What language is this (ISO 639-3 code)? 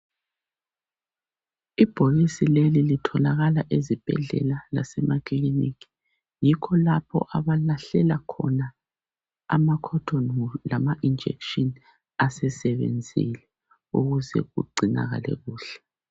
nde